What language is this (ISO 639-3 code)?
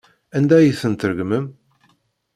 kab